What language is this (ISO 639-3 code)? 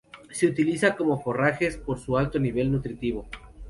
spa